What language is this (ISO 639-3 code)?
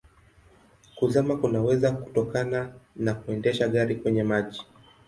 swa